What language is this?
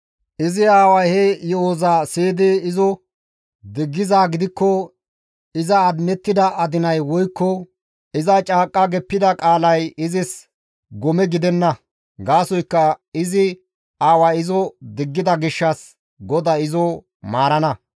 Gamo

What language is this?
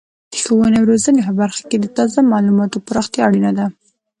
Pashto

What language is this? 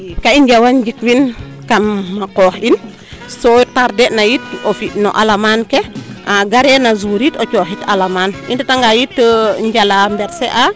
Serer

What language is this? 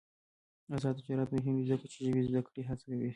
Pashto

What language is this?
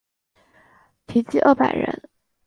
Chinese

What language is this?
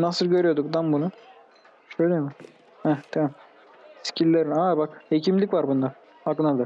Turkish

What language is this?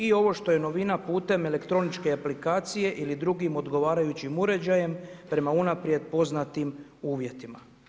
Croatian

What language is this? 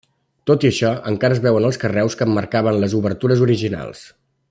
Catalan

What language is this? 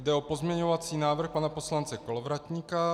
Czech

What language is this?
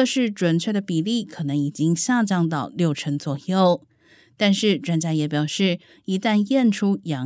Chinese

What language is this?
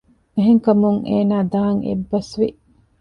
Divehi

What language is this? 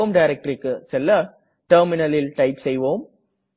Tamil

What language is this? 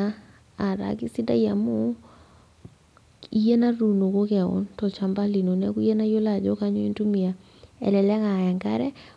Masai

